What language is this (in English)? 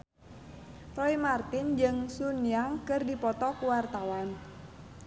Sundanese